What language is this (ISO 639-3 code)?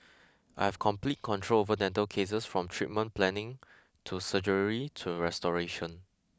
eng